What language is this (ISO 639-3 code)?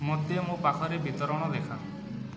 ori